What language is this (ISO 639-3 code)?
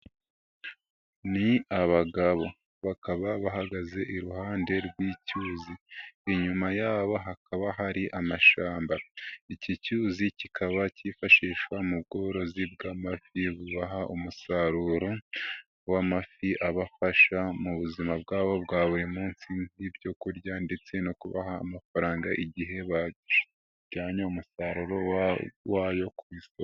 kin